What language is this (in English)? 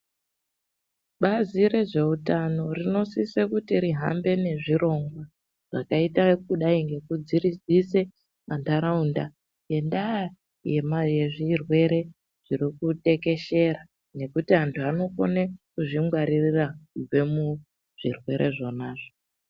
Ndau